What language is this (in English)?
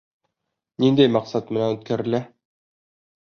Bashkir